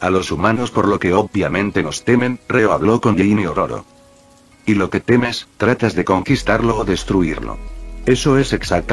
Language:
Spanish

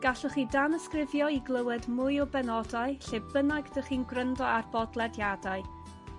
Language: Welsh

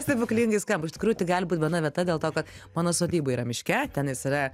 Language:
Lithuanian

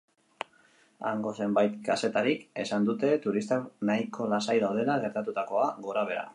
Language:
Basque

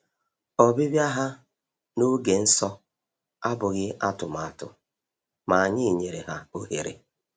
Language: Igbo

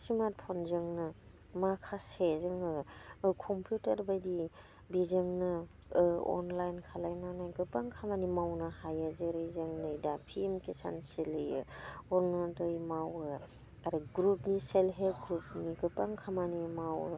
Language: Bodo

